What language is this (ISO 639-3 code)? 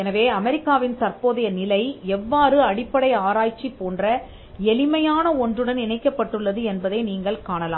tam